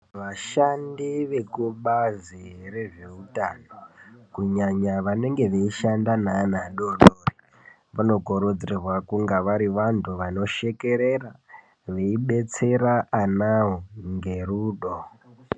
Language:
Ndau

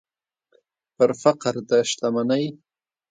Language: Pashto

